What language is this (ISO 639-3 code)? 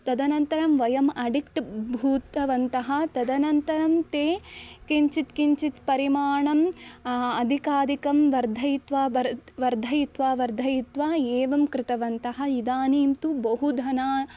san